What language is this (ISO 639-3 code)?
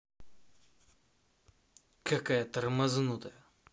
rus